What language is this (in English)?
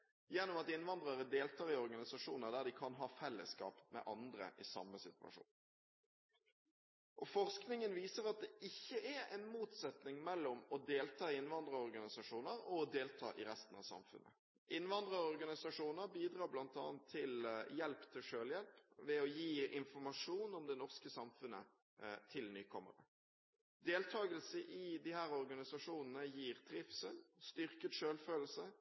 Norwegian Bokmål